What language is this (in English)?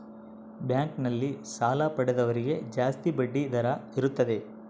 Kannada